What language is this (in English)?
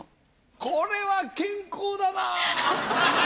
Japanese